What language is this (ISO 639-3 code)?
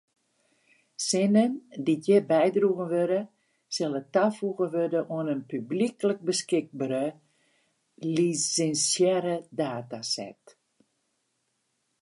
fry